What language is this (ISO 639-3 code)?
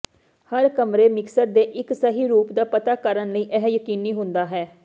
pan